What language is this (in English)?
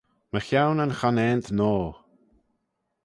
Manx